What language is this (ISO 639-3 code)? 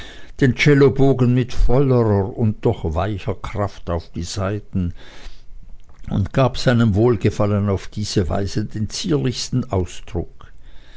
deu